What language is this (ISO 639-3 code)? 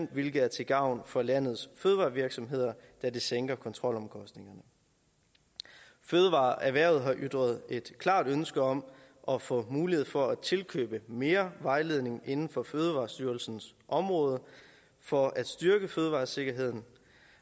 dan